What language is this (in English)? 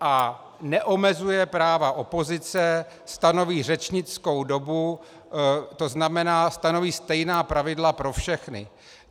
Czech